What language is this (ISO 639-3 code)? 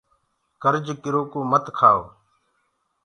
ggg